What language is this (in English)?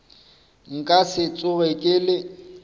Northern Sotho